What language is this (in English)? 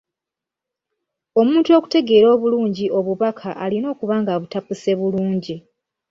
Ganda